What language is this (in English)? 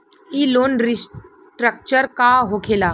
Bhojpuri